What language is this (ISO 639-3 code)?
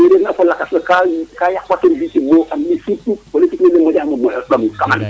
srr